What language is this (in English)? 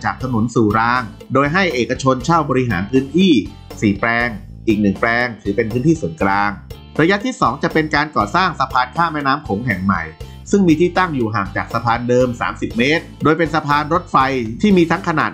Thai